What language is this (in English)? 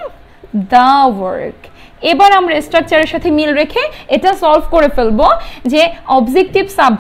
Hindi